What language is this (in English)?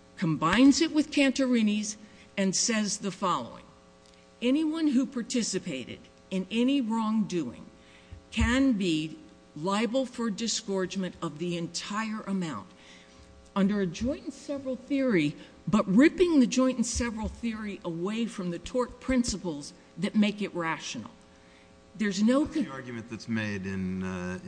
English